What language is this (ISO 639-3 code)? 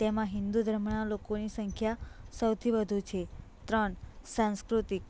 guj